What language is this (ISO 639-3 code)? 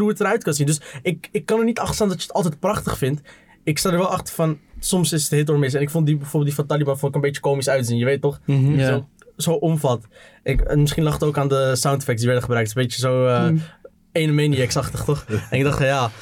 nld